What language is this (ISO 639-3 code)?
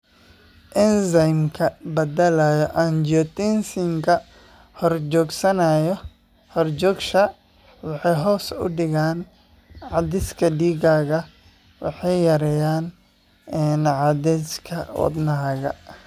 som